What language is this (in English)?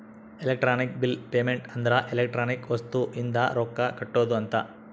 Kannada